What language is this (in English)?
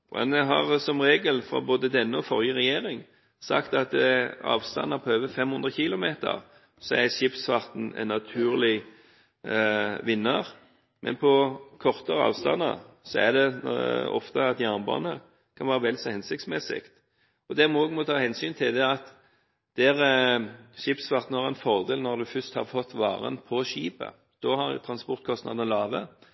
Norwegian Bokmål